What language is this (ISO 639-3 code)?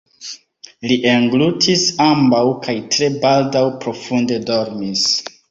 epo